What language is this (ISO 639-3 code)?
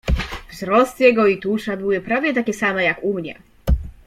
pol